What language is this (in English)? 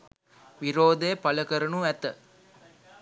Sinhala